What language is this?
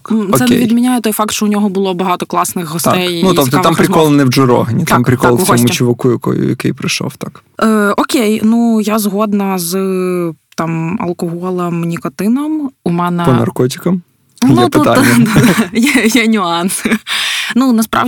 Ukrainian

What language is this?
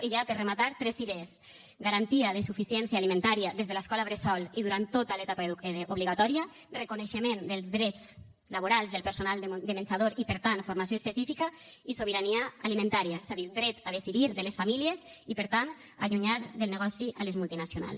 Catalan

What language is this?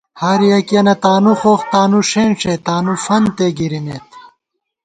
Gawar-Bati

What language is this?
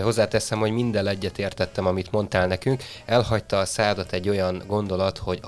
Hungarian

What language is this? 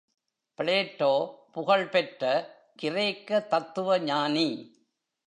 Tamil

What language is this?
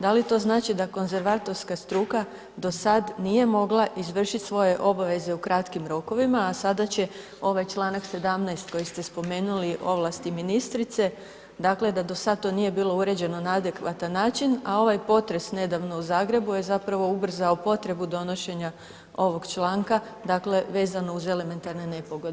Croatian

